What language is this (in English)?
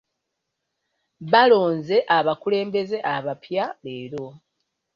Ganda